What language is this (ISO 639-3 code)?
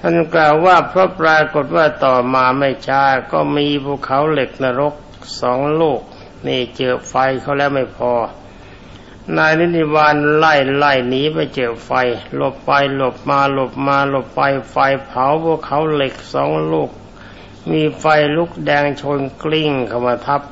tha